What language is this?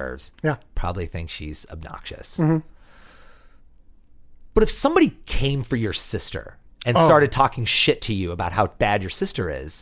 English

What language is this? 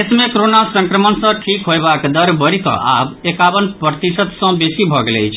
Maithili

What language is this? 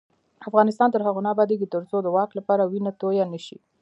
Pashto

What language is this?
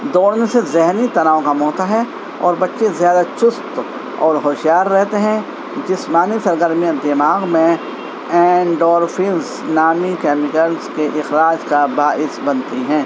Urdu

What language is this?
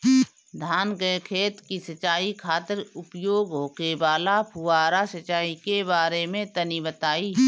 Bhojpuri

